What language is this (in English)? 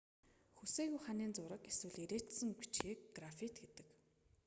Mongolian